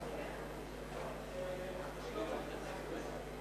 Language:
Hebrew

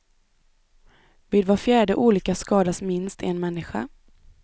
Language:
Swedish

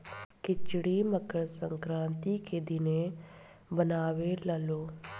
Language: Bhojpuri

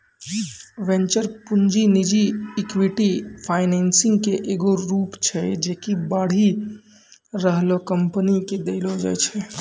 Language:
Maithili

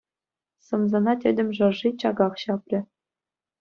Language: Chuvash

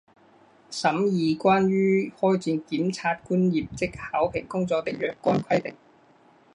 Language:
Chinese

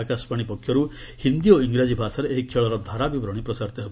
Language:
Odia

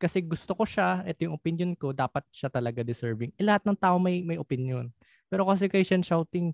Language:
Filipino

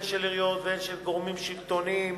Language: Hebrew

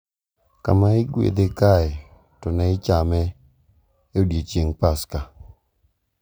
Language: Luo (Kenya and Tanzania)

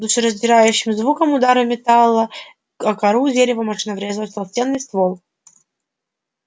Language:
Russian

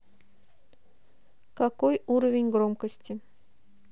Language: Russian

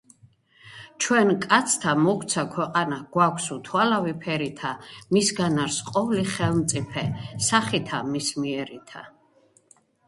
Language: Georgian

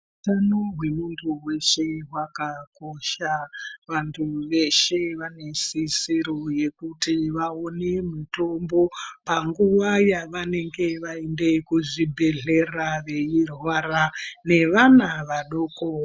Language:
Ndau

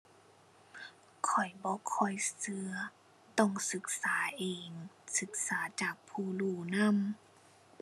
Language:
Thai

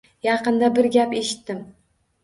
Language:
Uzbek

